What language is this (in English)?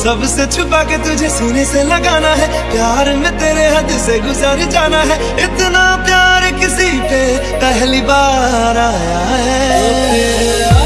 Hindi